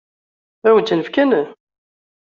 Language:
Kabyle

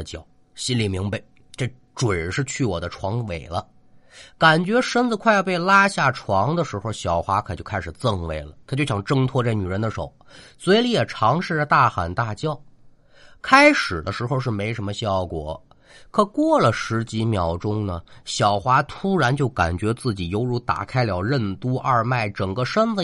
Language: Chinese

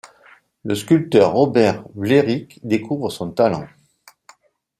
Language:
French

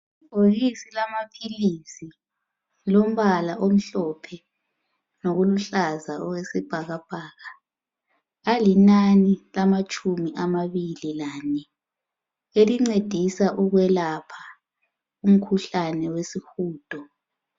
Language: North Ndebele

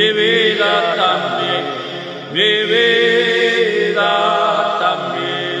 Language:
Romanian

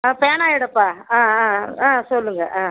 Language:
Tamil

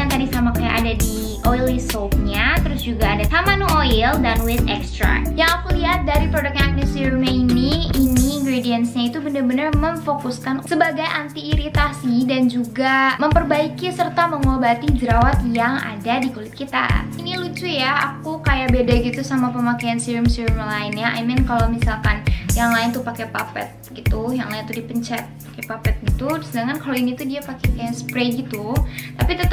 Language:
Indonesian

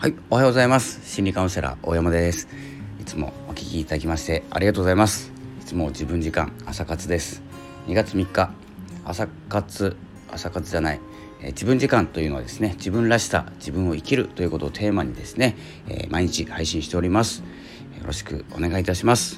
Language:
Japanese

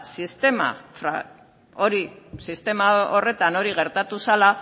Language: Basque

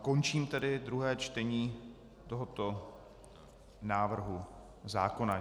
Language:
Czech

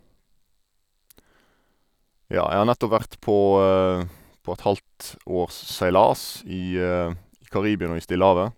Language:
Norwegian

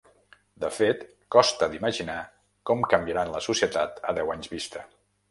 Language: Catalan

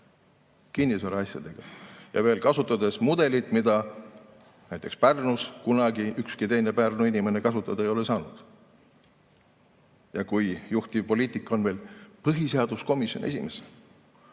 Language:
Estonian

